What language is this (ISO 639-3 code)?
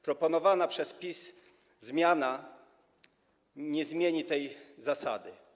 pol